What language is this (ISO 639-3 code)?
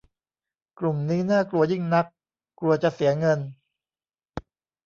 tha